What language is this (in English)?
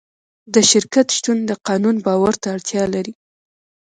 Pashto